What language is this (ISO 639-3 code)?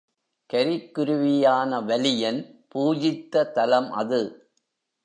tam